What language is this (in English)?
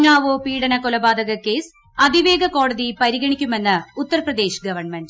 Malayalam